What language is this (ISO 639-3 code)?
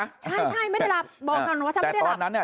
tha